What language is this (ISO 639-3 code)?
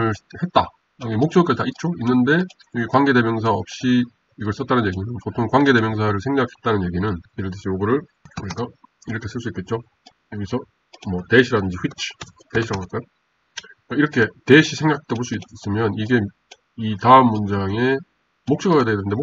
kor